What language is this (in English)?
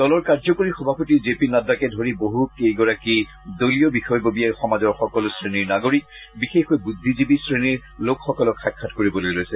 Assamese